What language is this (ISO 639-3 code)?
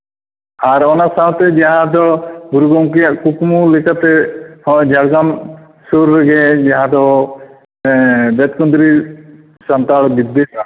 sat